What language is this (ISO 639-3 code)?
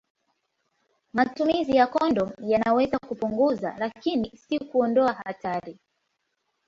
swa